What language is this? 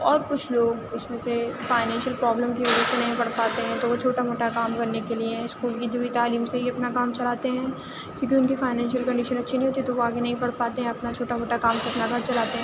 Urdu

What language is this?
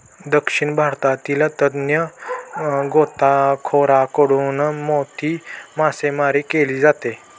Marathi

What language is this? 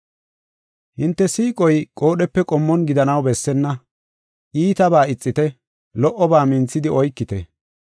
Gofa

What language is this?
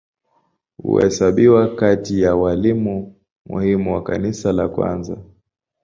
Swahili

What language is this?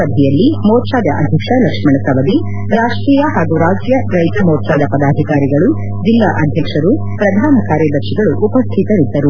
Kannada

